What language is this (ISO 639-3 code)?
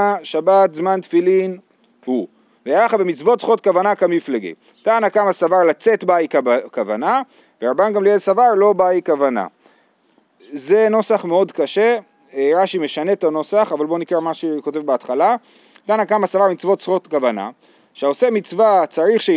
heb